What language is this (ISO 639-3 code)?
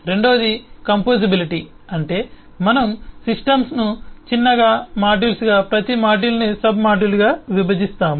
tel